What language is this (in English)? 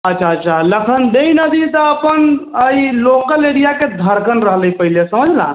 Maithili